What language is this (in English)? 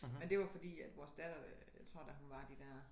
Danish